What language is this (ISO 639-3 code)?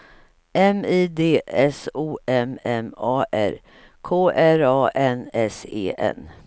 swe